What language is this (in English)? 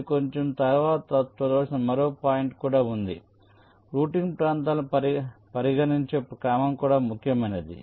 Telugu